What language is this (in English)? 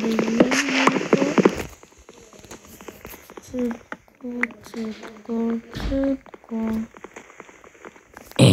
Polish